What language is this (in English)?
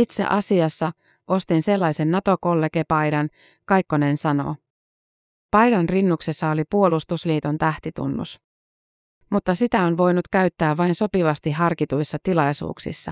Finnish